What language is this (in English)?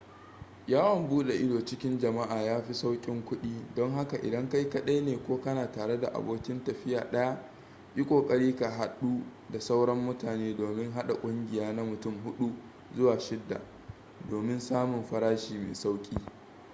Hausa